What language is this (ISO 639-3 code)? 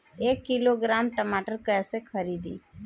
bho